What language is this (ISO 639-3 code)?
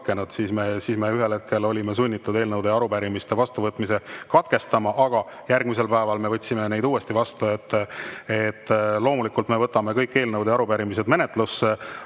est